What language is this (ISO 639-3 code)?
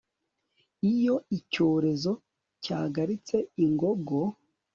kin